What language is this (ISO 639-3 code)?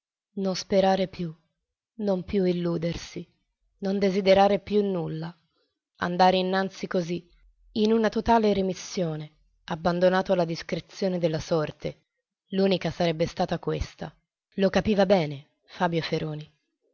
ita